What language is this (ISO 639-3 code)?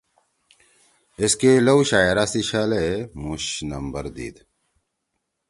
trw